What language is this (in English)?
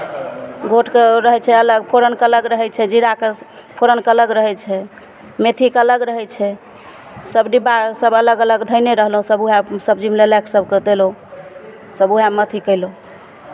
Maithili